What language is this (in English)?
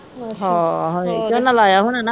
Punjabi